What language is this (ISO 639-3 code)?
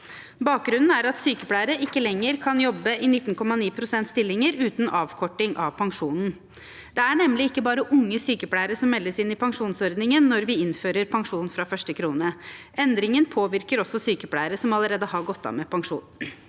nor